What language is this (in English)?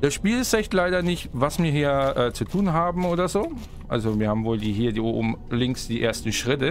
German